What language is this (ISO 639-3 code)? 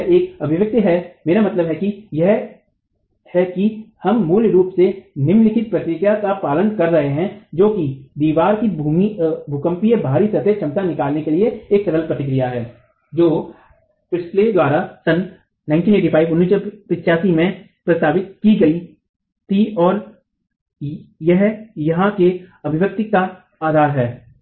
hin